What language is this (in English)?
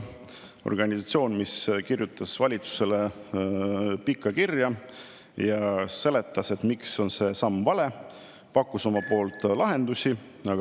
Estonian